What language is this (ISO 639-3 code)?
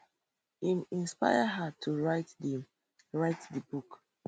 pcm